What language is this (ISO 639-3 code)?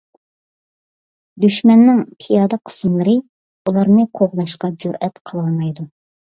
uig